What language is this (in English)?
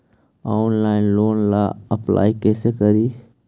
Magahi